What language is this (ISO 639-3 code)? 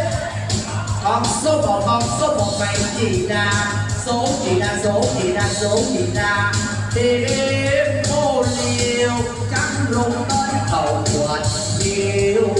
vie